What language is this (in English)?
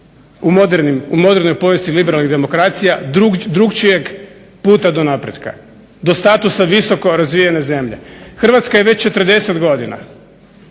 Croatian